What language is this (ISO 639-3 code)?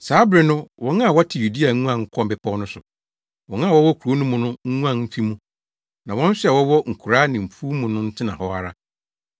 aka